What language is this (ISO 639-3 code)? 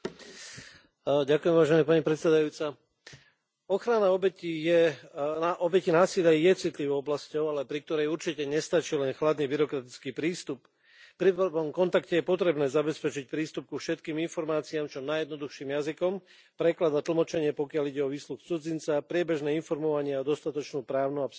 slk